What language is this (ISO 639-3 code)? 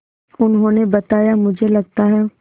hin